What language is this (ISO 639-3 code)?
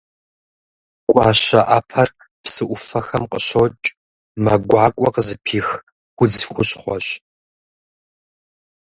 kbd